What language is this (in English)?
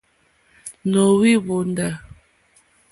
Mokpwe